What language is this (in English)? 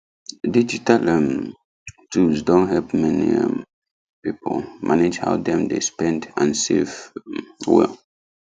Nigerian Pidgin